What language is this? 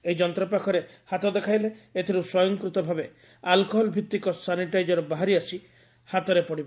Odia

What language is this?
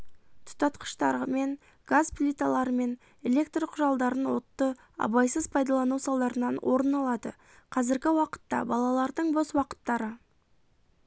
Kazakh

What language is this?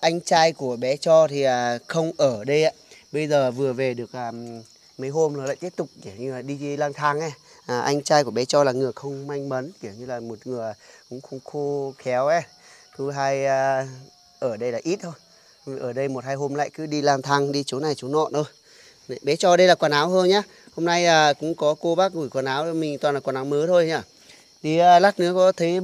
Vietnamese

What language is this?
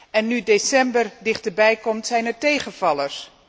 Dutch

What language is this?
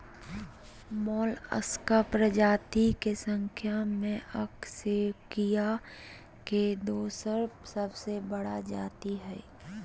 Magahi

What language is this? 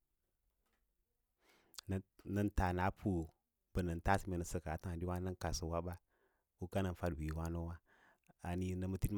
Lala-Roba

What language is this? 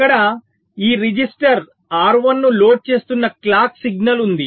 Telugu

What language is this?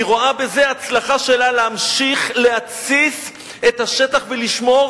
Hebrew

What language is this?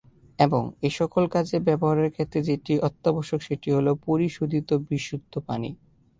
Bangla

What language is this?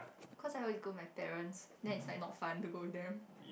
English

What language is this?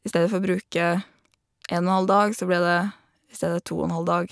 Norwegian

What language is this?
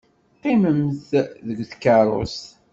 Kabyle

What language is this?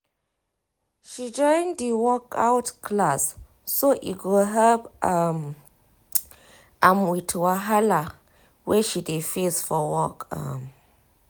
Nigerian Pidgin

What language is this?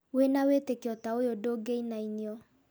Kikuyu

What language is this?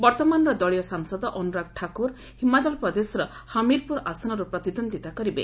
Odia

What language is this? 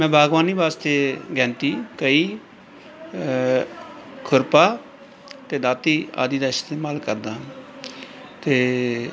Punjabi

